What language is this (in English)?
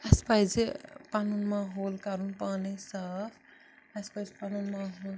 Kashmiri